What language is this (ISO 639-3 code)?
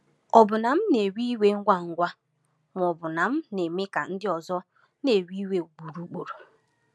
ibo